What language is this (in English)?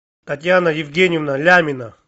Russian